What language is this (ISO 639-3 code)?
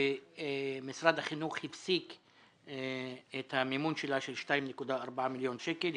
heb